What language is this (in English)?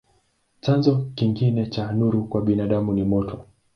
Swahili